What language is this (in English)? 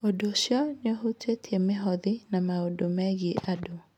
Kikuyu